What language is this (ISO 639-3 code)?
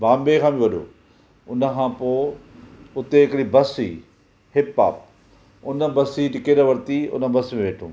snd